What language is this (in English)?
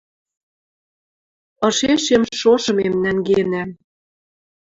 Western Mari